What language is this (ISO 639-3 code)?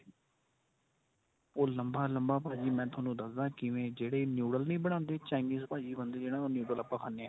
pan